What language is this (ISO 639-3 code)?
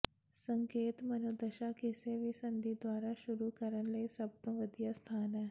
pan